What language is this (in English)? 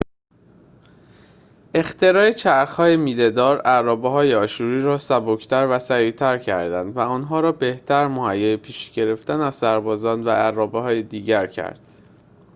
Persian